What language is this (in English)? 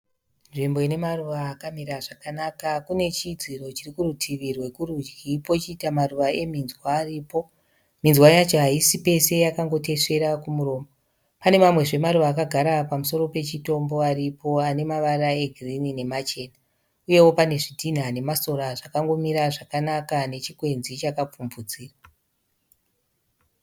Shona